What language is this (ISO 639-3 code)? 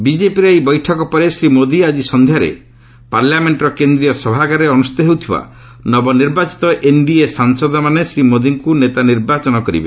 ori